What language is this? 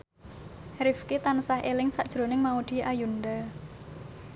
Javanese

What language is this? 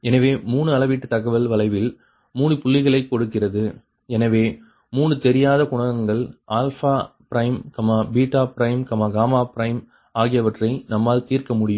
Tamil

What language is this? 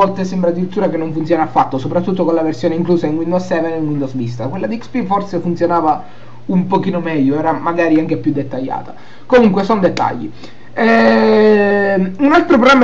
Italian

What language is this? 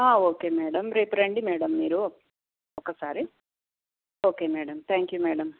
Telugu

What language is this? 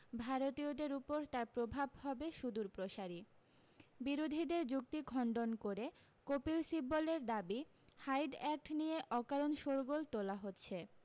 Bangla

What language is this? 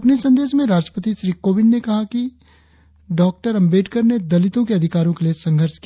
Hindi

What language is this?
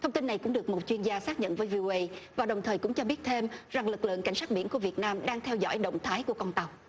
Vietnamese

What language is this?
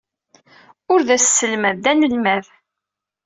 Kabyle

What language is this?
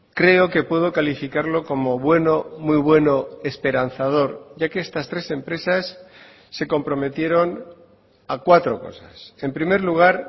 Spanish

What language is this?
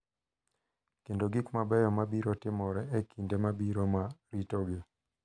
Luo (Kenya and Tanzania)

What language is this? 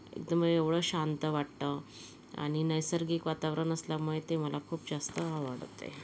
Marathi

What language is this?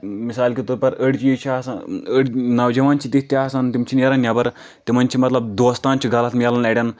Kashmiri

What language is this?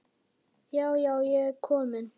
Icelandic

